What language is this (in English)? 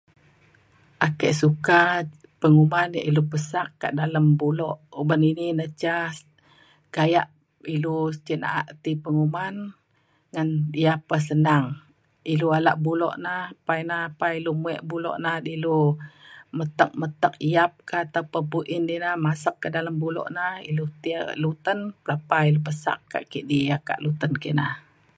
Mainstream Kenyah